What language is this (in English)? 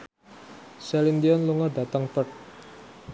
Javanese